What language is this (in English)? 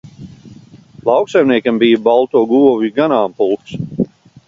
Latvian